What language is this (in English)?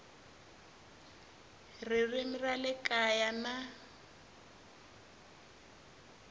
Tsonga